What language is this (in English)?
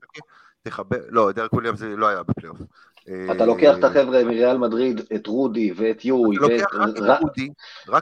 Hebrew